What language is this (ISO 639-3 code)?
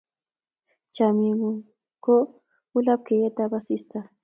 kln